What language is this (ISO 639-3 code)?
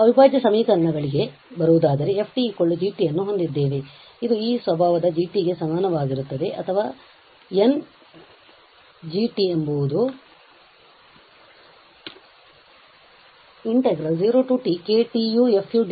kan